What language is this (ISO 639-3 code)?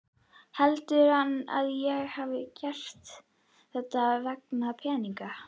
isl